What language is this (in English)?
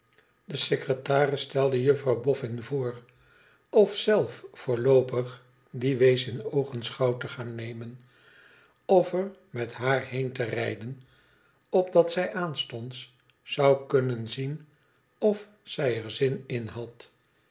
Dutch